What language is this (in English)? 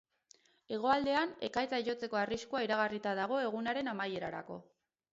Basque